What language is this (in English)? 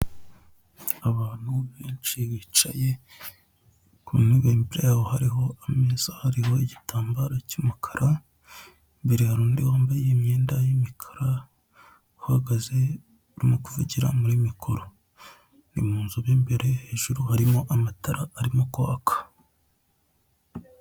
Kinyarwanda